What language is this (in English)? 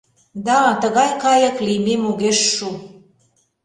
Mari